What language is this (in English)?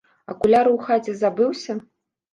Belarusian